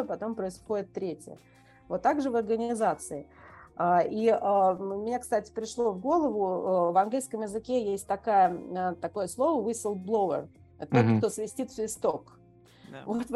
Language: Russian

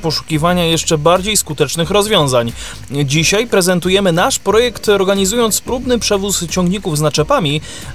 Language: Polish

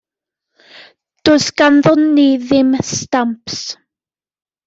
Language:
Welsh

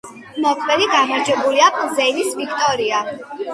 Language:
Georgian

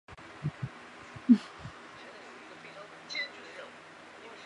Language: Chinese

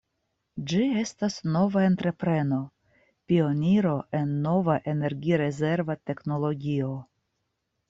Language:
Esperanto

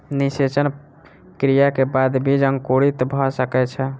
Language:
Maithili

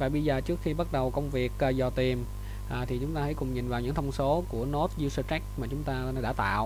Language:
Vietnamese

